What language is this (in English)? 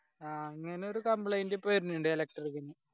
Malayalam